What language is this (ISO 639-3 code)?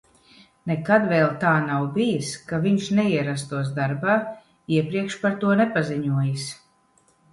lav